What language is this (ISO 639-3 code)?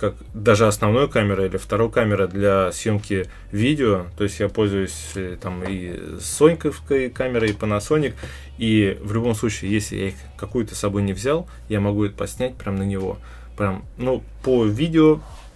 rus